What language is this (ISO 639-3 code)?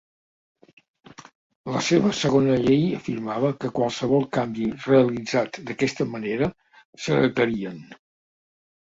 cat